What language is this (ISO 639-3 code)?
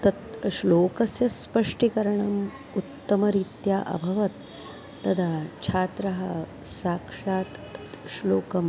san